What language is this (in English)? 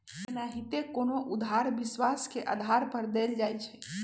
Magahi